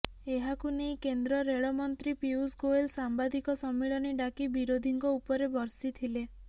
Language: Odia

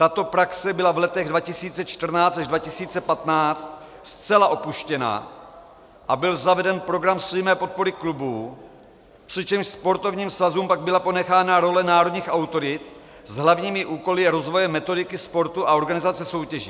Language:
Czech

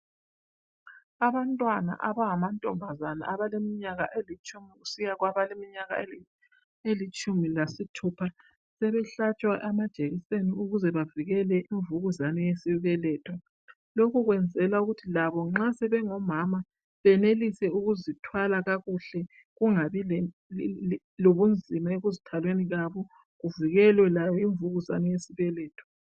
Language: North Ndebele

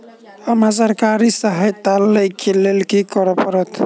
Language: Maithili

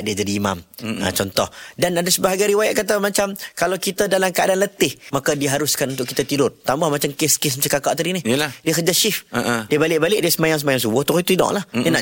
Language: Malay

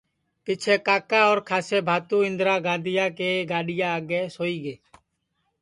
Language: Sansi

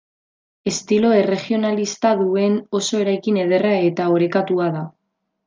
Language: Basque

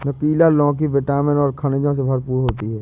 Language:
Hindi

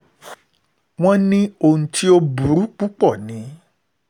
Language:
Yoruba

